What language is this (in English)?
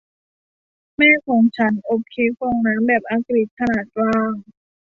Thai